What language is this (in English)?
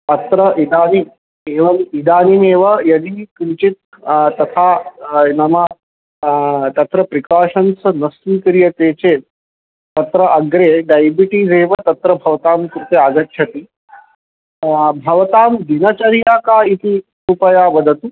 Sanskrit